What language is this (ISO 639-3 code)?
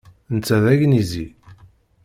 kab